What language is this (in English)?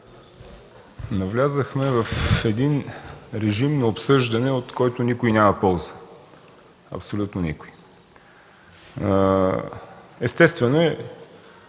Bulgarian